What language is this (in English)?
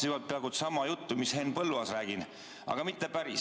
Estonian